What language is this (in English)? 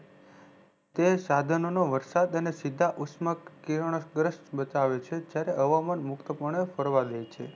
Gujarati